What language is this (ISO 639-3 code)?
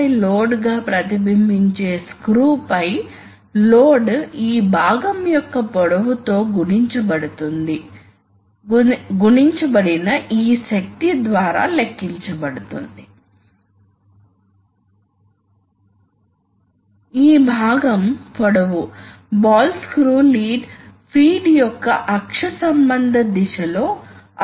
tel